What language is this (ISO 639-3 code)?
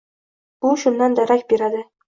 uzb